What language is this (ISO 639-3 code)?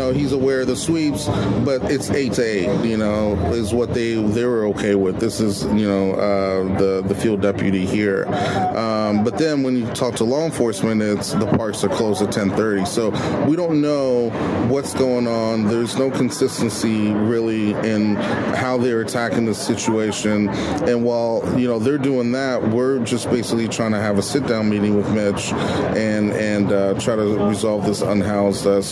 eng